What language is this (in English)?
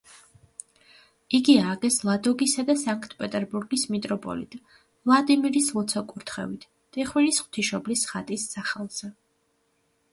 Georgian